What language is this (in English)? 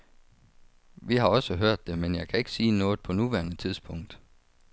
Danish